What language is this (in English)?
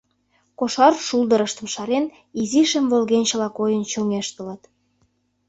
Mari